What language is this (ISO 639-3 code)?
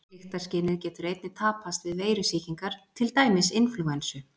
isl